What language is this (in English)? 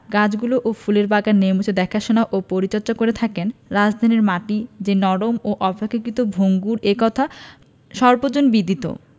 Bangla